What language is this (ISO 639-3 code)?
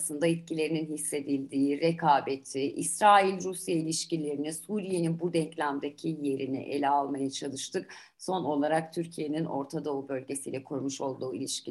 tur